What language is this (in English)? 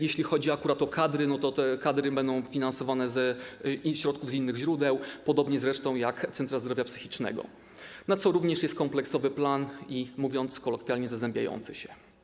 Polish